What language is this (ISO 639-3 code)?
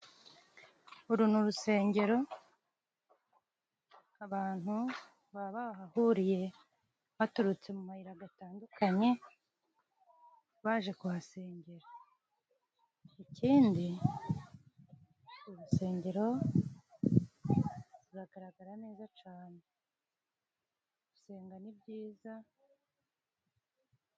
kin